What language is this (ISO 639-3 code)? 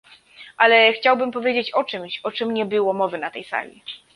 pol